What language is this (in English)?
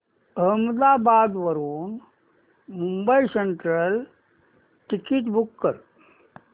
Marathi